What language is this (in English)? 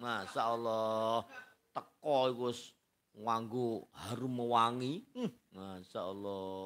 Indonesian